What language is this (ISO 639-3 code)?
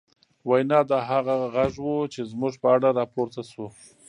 pus